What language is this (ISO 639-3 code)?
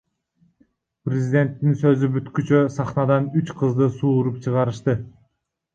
kir